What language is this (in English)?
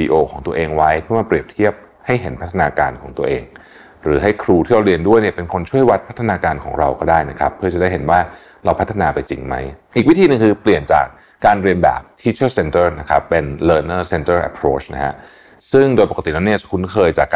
Thai